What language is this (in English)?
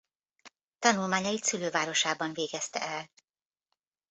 Hungarian